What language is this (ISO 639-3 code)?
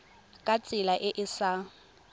tsn